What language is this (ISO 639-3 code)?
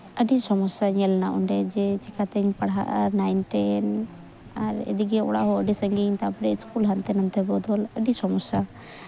sat